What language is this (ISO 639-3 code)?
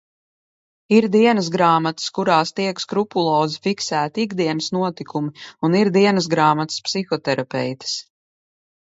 lav